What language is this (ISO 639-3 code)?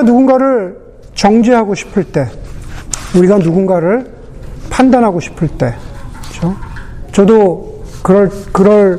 kor